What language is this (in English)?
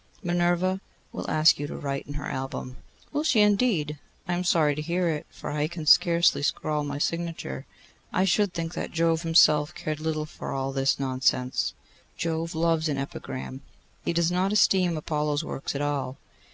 English